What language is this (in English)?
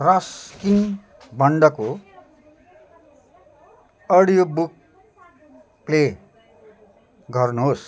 Nepali